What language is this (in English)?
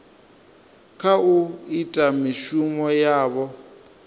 Venda